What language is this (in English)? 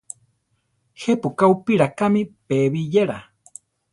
Central Tarahumara